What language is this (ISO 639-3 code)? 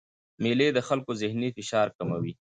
pus